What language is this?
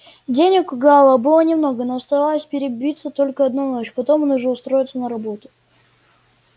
Russian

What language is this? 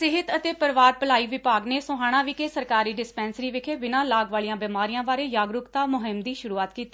Punjabi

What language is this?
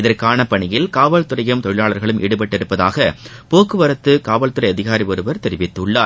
Tamil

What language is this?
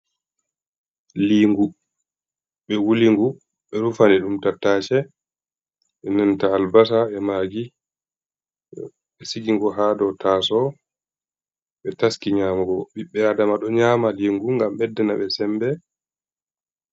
Fula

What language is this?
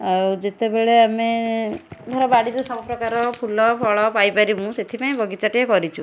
Odia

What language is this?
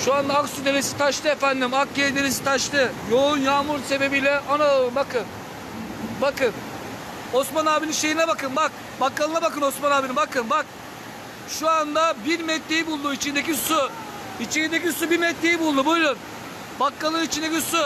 Turkish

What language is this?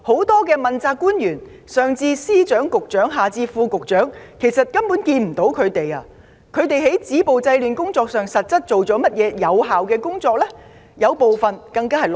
Cantonese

